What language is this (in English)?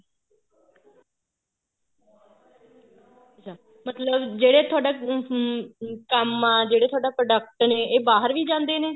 Punjabi